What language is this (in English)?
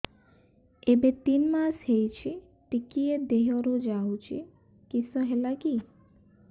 Odia